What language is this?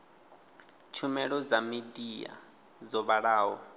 Venda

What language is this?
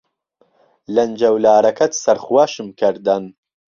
Central Kurdish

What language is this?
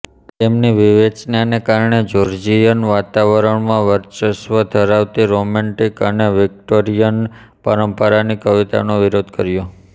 Gujarati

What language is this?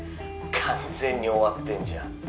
Japanese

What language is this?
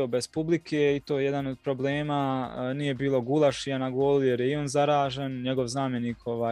Croatian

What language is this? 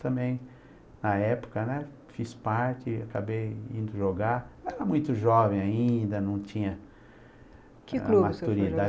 Portuguese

